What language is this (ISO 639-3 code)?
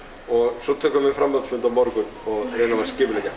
isl